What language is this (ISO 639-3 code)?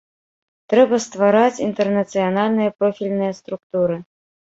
bel